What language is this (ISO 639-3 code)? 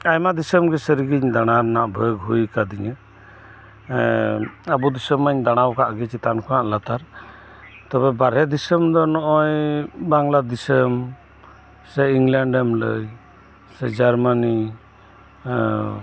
sat